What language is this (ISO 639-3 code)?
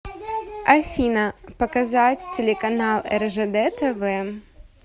rus